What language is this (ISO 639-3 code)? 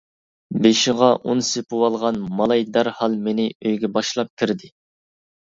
uig